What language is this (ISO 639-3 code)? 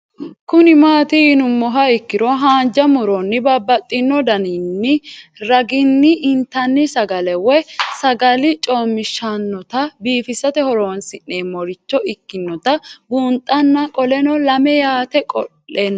sid